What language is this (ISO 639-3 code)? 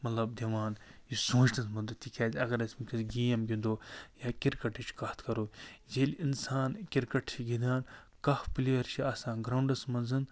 kas